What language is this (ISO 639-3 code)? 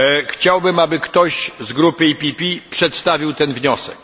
pol